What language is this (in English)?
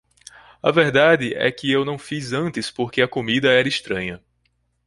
Portuguese